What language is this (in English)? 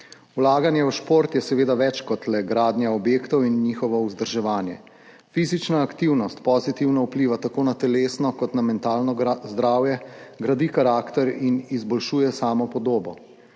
Slovenian